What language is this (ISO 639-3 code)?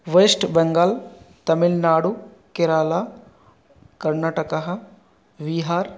san